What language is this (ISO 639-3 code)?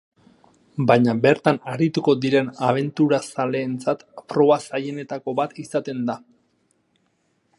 eus